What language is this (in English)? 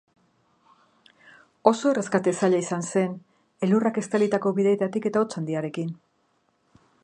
Basque